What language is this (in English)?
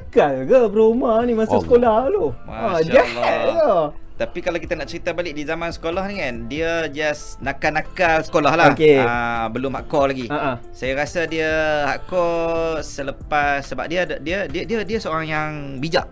Malay